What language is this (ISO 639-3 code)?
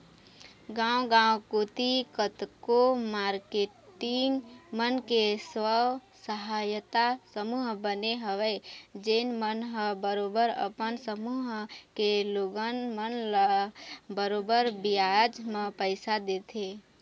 hne